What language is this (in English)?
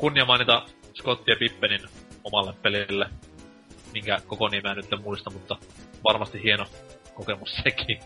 Finnish